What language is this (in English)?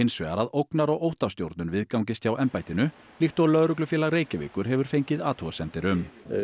Icelandic